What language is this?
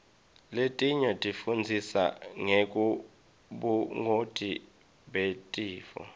Swati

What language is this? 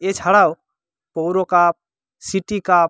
Bangla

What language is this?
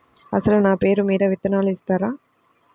Telugu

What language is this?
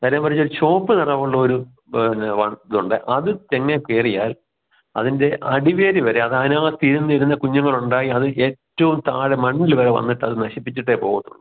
Malayalam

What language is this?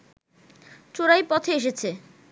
Bangla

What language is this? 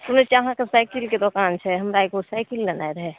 Maithili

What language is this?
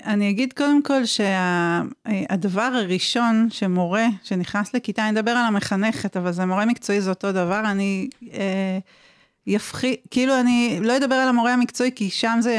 Hebrew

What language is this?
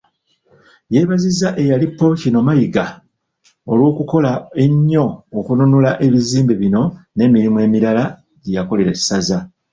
Ganda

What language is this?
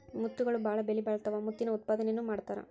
Kannada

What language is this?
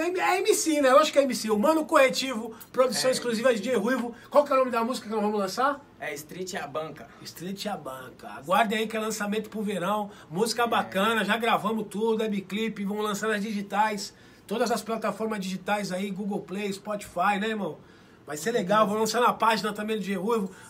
Portuguese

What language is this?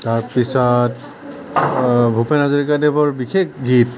Assamese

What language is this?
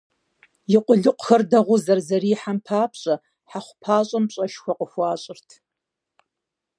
Kabardian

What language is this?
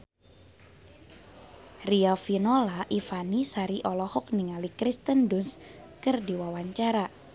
Sundanese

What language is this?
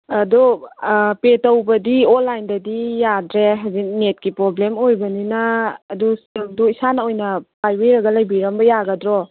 Manipuri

